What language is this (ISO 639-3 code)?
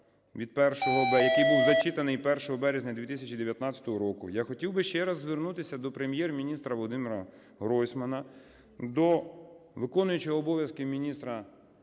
ukr